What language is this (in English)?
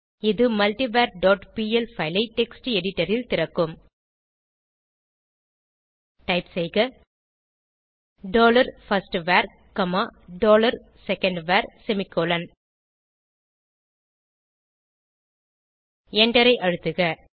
Tamil